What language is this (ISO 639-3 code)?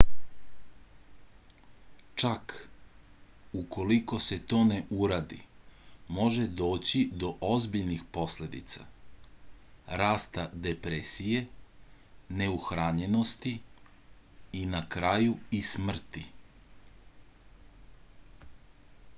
srp